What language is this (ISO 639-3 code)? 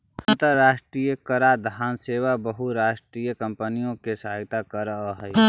mag